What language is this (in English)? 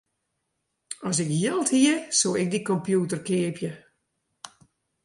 Western Frisian